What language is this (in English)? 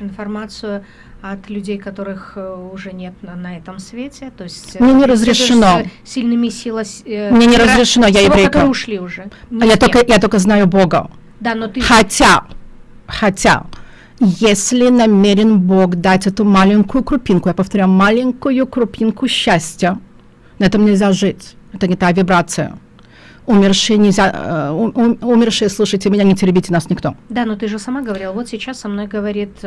Russian